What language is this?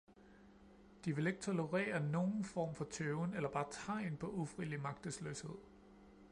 Danish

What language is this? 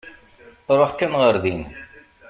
Kabyle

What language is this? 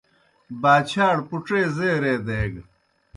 Kohistani Shina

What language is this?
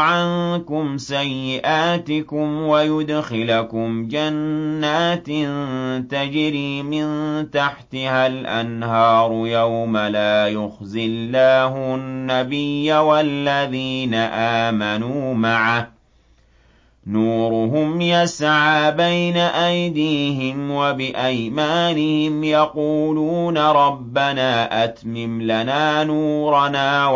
Arabic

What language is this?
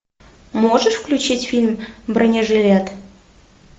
Russian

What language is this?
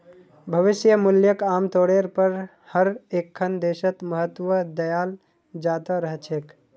Magahi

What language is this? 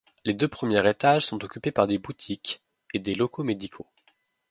French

